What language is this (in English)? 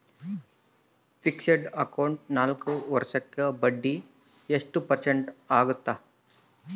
Kannada